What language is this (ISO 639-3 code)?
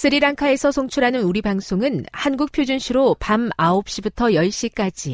kor